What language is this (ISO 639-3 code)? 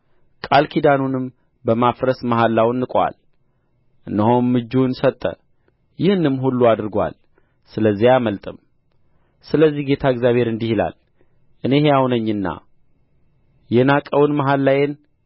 amh